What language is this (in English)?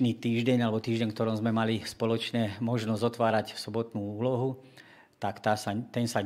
Slovak